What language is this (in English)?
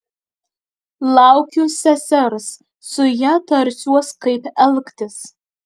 Lithuanian